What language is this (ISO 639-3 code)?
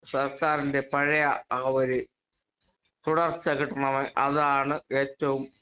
mal